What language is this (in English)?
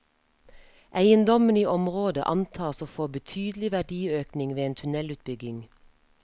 Norwegian